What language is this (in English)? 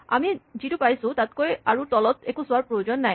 Assamese